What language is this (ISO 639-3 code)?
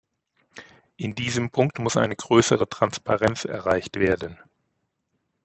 deu